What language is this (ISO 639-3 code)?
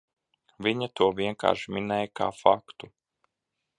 lav